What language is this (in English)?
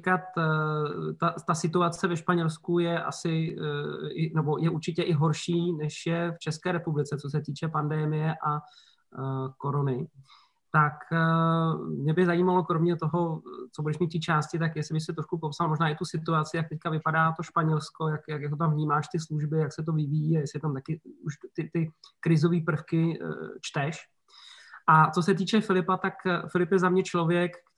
Czech